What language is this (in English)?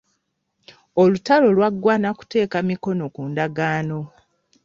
Ganda